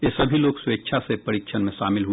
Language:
Hindi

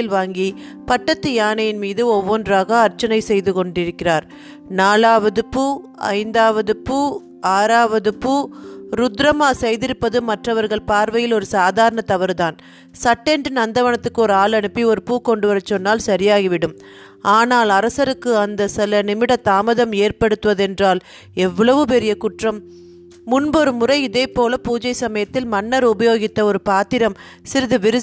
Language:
Tamil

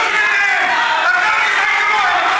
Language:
Hebrew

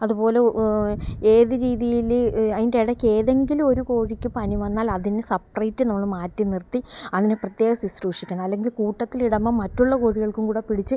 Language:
Malayalam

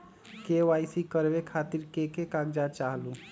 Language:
Magahi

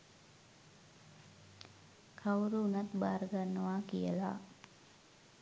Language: Sinhala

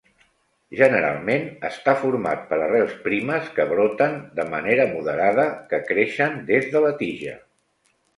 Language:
Catalan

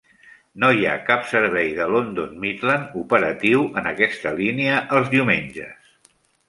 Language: Catalan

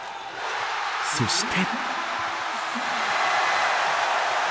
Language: Japanese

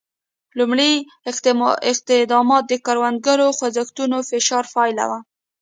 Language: Pashto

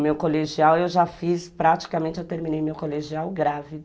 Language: Portuguese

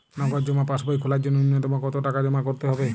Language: Bangla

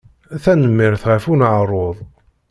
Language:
Kabyle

